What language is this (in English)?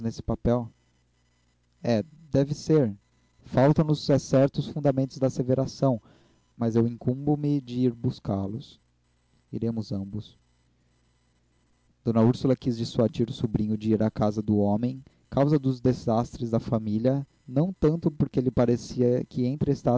Portuguese